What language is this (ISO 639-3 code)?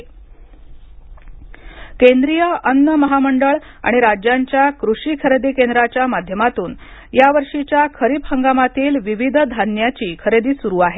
mar